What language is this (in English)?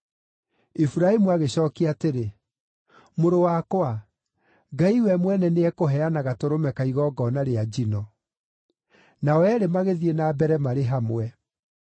Kikuyu